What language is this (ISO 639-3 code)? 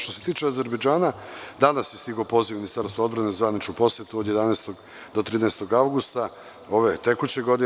srp